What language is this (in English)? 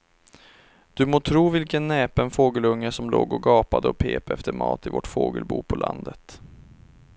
Swedish